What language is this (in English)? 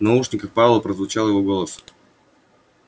Russian